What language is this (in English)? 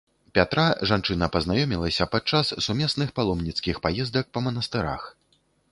Belarusian